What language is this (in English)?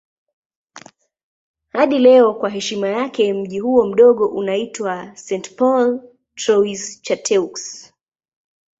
Swahili